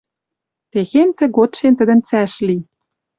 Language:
Western Mari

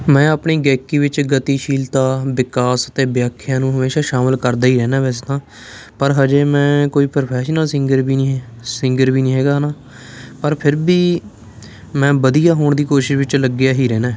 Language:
Punjabi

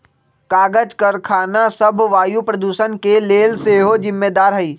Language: Magahi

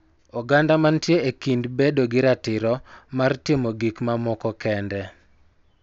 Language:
Luo (Kenya and Tanzania)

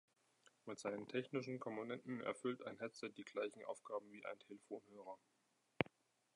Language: German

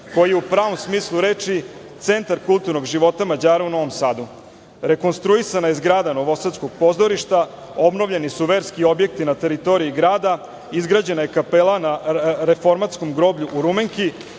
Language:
Serbian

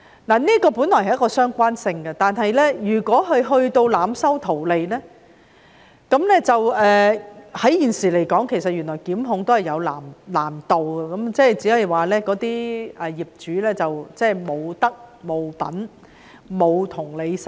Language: Cantonese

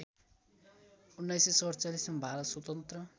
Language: Nepali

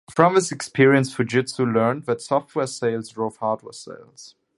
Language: English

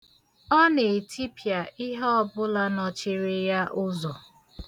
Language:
Igbo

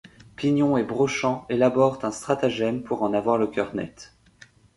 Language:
French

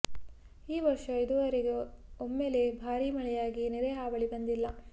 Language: Kannada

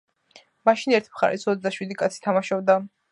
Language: Georgian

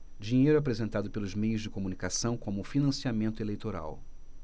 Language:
Portuguese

